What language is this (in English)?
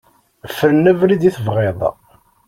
Kabyle